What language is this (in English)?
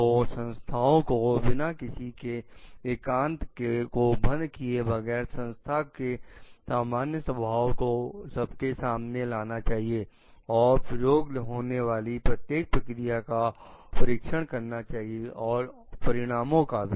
Hindi